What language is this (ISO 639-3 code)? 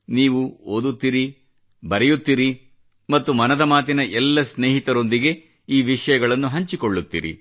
kan